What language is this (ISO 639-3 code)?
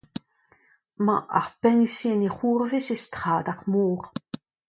bre